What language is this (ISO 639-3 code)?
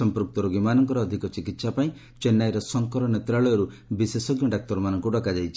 ori